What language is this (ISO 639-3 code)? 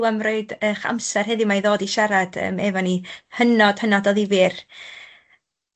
cym